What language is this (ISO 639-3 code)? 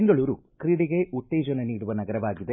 kan